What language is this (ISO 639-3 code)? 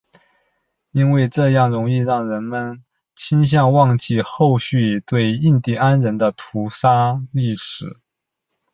zho